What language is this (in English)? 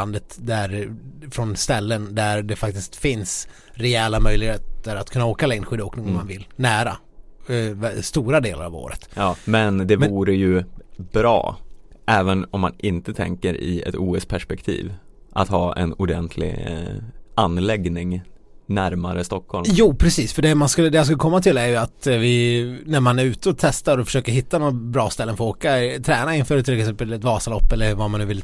Swedish